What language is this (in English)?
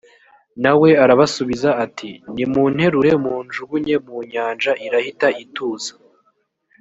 Kinyarwanda